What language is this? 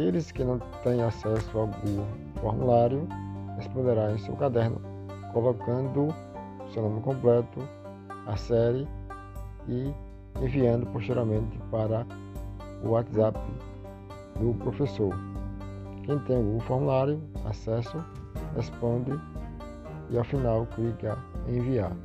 Portuguese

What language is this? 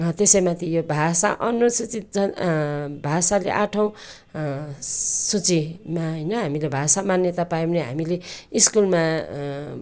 Nepali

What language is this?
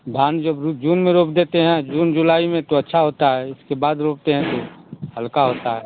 Hindi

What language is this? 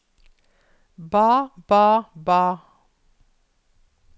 Norwegian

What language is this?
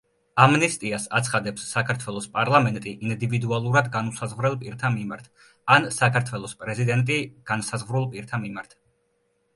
Georgian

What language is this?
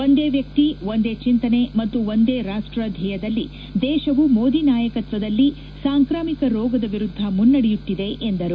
Kannada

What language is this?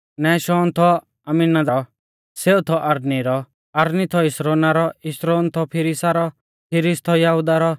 Mahasu Pahari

